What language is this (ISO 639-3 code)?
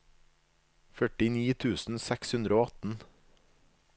nor